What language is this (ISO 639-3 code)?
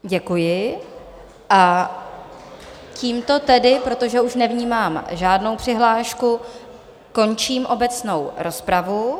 ces